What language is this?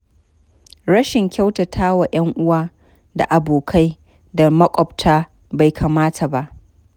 Hausa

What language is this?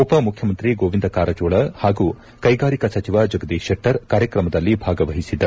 Kannada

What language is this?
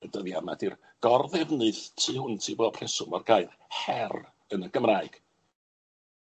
Welsh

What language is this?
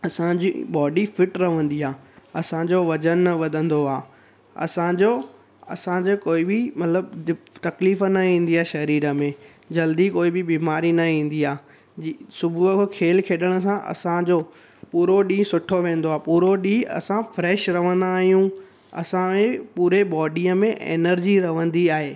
Sindhi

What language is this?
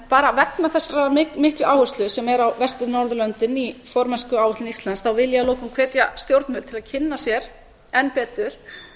Icelandic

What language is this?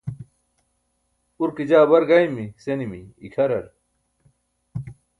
Burushaski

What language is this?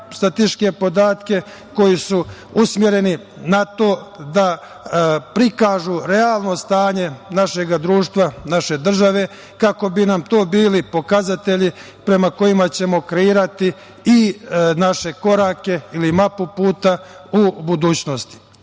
Serbian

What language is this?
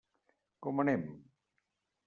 Catalan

